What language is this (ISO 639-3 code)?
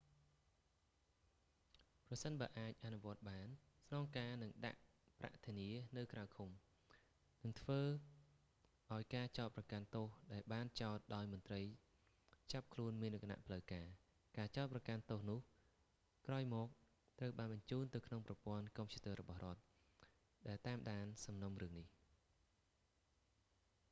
khm